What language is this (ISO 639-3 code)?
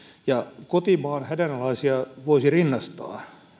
fin